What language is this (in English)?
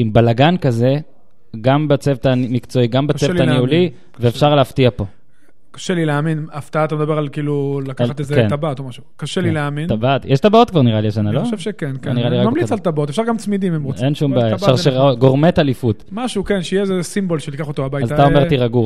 Hebrew